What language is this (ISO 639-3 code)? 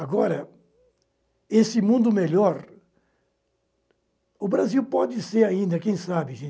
por